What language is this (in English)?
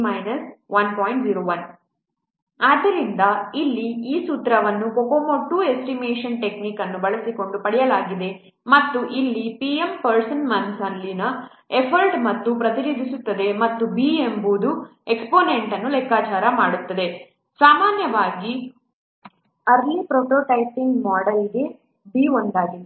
Kannada